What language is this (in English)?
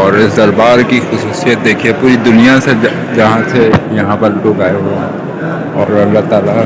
Urdu